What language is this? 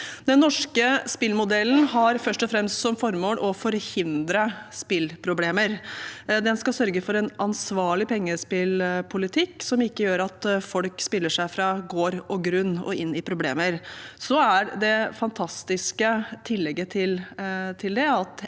Norwegian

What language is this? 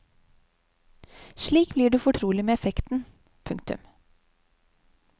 Norwegian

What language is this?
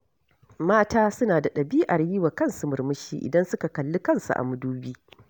Hausa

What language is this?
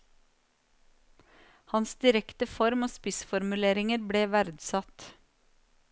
Norwegian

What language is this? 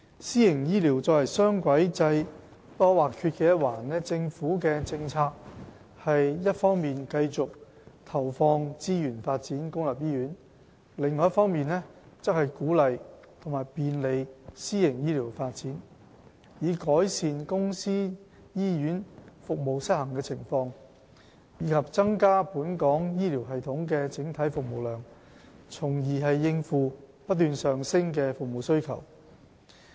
Cantonese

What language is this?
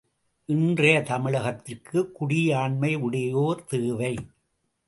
Tamil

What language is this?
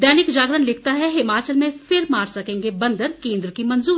Hindi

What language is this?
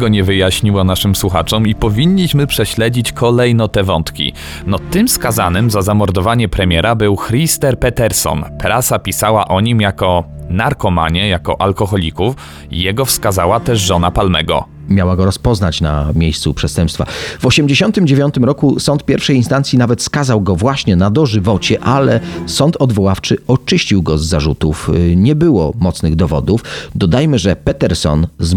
Polish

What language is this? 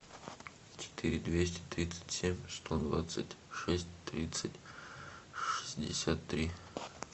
Russian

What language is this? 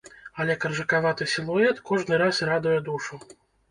Belarusian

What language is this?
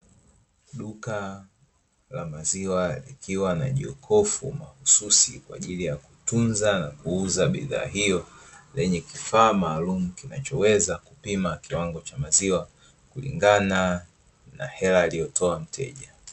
Swahili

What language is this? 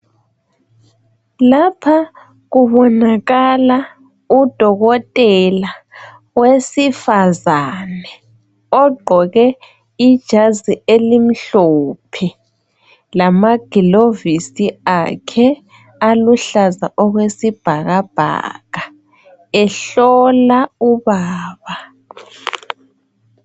North Ndebele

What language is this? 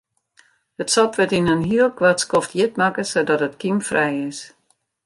Western Frisian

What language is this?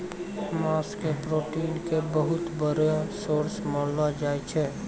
Maithili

